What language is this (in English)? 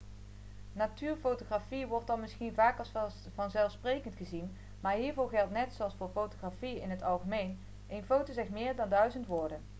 Dutch